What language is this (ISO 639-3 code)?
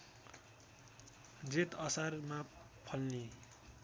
nep